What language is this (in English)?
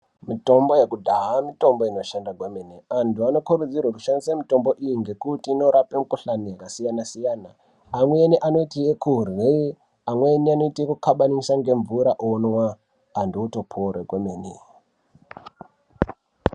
Ndau